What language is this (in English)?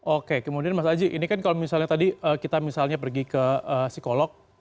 Indonesian